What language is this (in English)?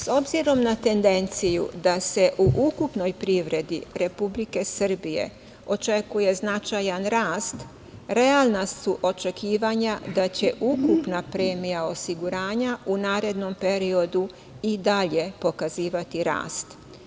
Serbian